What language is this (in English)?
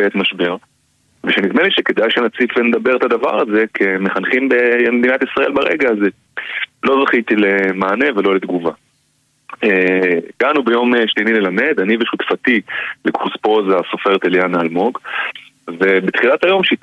Hebrew